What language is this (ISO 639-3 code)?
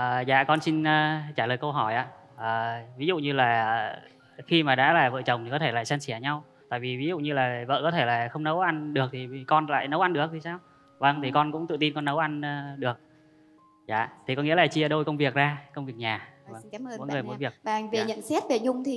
vie